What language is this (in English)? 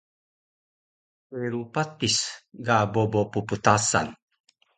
Taroko